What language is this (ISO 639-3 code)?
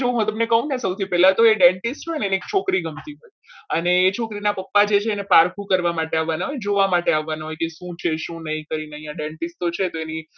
guj